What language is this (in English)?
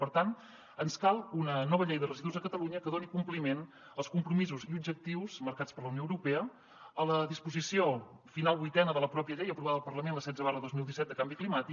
Catalan